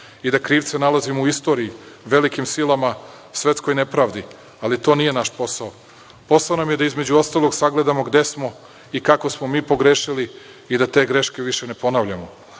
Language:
Serbian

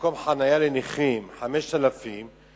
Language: Hebrew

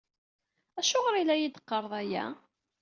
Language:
Kabyle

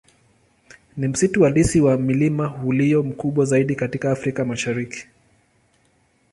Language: Swahili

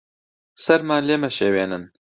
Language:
Central Kurdish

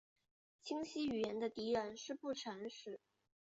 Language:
Chinese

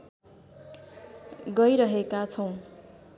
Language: Nepali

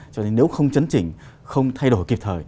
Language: Vietnamese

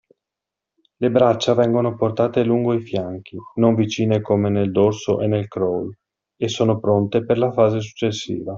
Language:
Italian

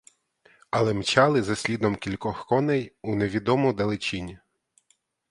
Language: Ukrainian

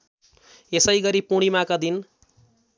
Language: Nepali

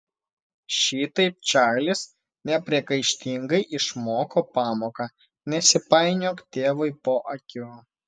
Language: Lithuanian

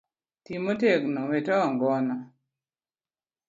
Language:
Luo (Kenya and Tanzania)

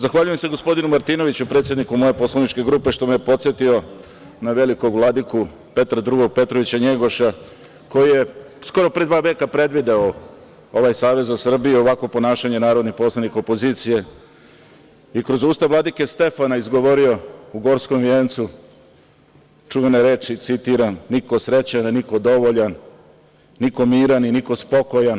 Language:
Serbian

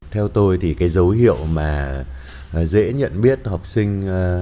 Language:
Vietnamese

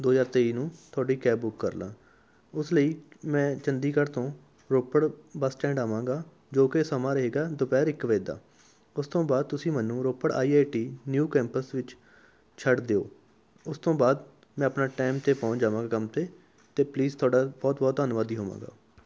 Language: Punjabi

